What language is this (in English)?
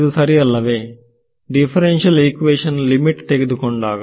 Kannada